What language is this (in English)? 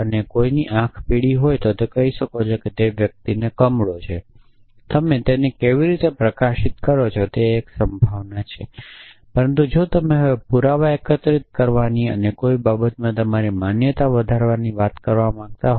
Gujarati